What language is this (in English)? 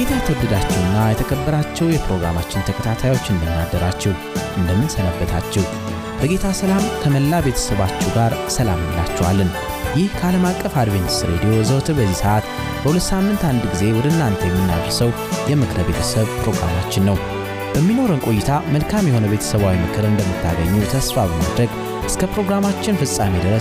Amharic